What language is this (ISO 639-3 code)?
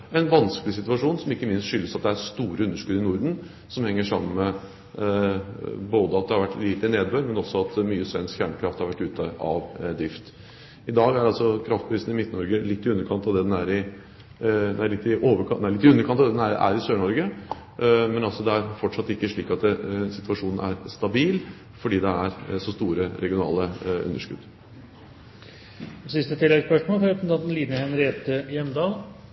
nob